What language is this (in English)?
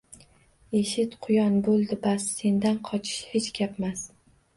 Uzbek